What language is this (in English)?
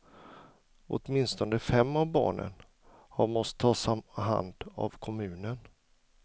Swedish